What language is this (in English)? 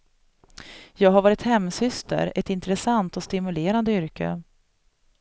Swedish